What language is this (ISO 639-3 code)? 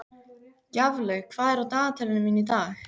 isl